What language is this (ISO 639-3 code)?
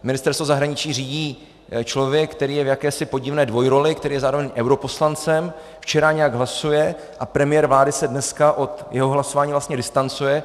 ces